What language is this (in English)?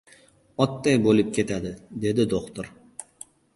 Uzbek